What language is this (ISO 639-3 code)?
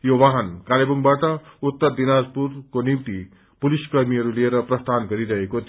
nep